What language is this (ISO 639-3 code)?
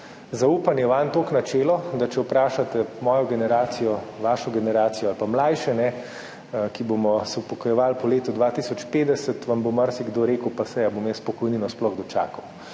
slv